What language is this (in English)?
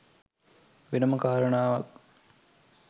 Sinhala